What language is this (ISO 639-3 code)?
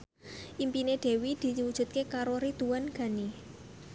jav